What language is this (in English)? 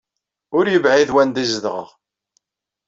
Kabyle